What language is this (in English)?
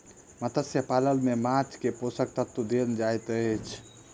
Maithili